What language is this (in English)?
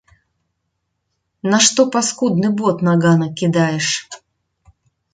Belarusian